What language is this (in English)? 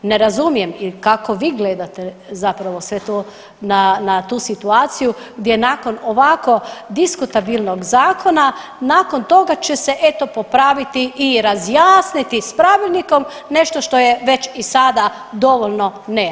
Croatian